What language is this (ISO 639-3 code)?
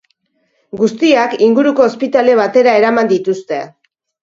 eus